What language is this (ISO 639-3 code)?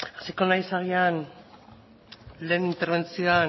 eus